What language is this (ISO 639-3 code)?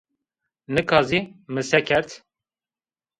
zza